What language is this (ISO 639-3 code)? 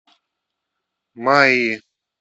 rus